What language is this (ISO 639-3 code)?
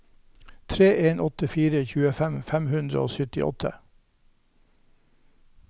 nor